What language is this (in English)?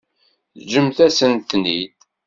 Kabyle